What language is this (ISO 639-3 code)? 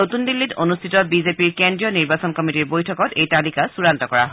asm